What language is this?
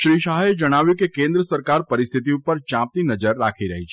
Gujarati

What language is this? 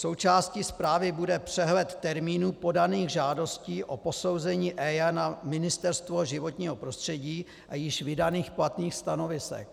Czech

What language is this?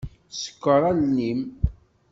Kabyle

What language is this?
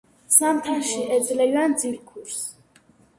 Georgian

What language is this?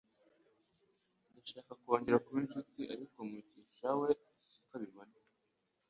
Kinyarwanda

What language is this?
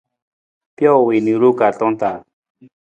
Nawdm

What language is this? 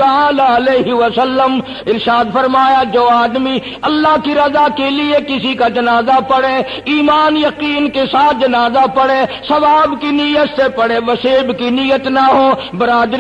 Arabic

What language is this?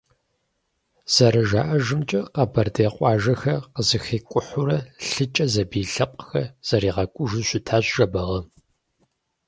Kabardian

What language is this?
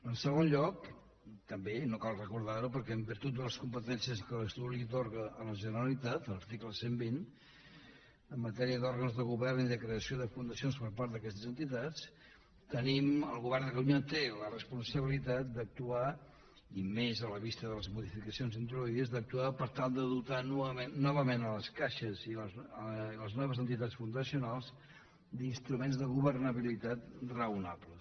Catalan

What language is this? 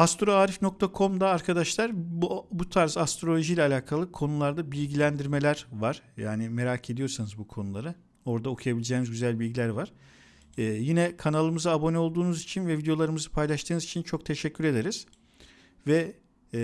Turkish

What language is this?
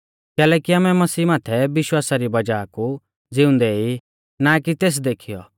Mahasu Pahari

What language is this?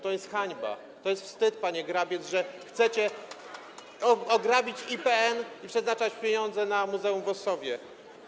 Polish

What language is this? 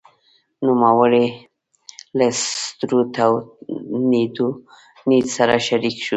Pashto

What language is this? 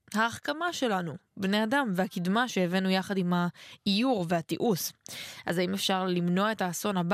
Hebrew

